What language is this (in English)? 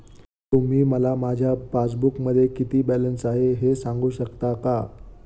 Marathi